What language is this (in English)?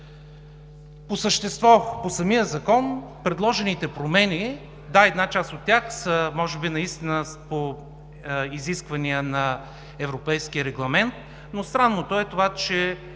Bulgarian